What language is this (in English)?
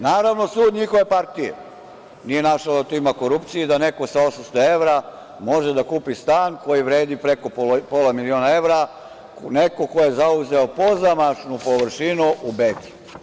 Serbian